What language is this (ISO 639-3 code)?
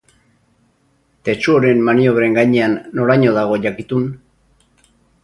eus